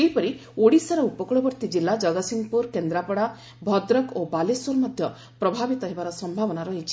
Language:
Odia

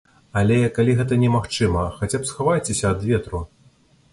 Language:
Belarusian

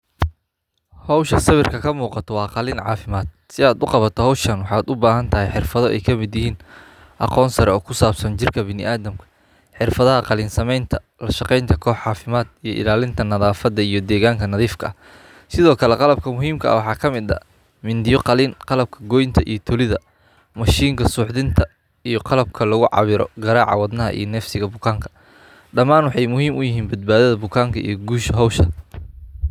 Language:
Somali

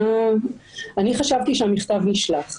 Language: Hebrew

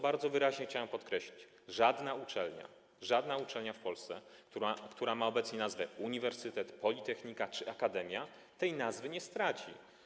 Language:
Polish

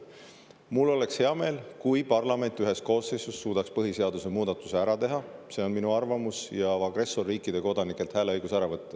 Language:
Estonian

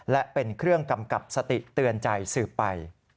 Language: Thai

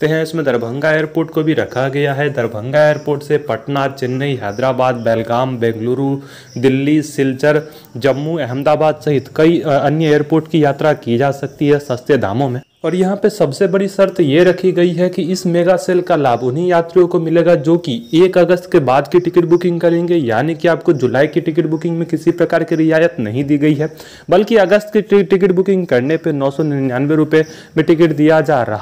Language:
Hindi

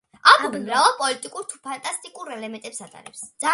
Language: Georgian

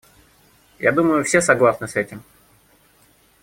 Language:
Russian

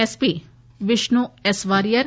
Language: Telugu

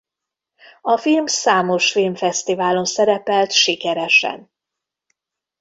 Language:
Hungarian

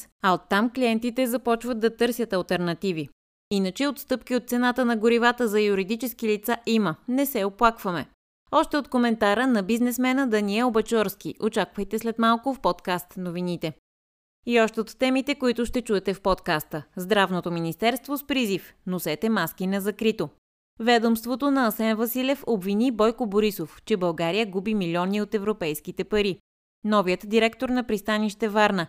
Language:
Bulgarian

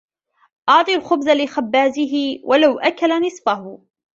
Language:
Arabic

